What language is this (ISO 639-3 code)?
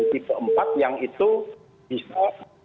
ind